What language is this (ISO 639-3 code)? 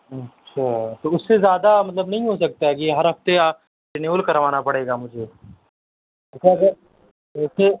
urd